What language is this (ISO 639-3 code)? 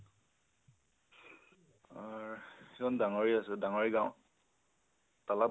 asm